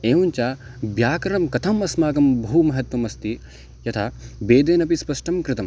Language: Sanskrit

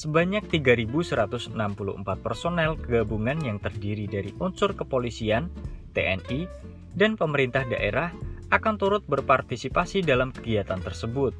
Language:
Indonesian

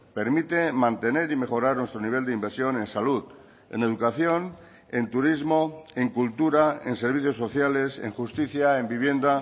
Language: Spanish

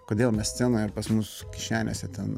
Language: Lithuanian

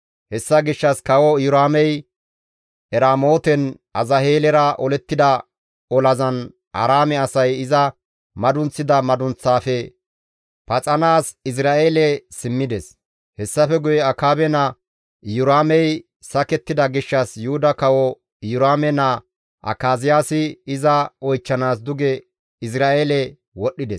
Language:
Gamo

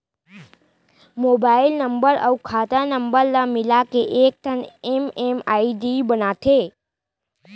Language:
Chhattisgarhi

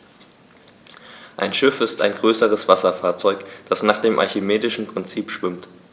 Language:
German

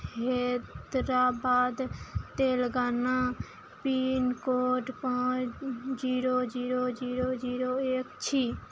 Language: Maithili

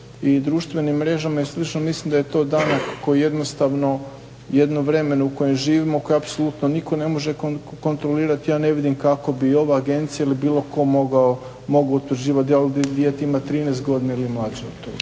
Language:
Croatian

